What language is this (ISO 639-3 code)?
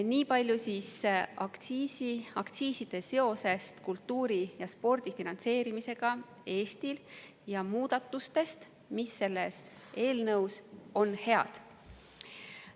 est